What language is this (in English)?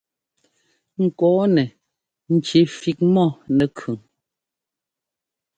Ngomba